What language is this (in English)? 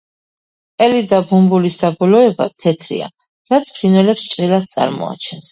Georgian